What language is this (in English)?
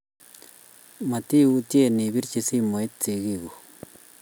Kalenjin